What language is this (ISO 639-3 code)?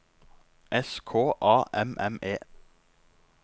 nor